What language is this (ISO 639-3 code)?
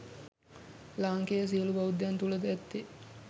sin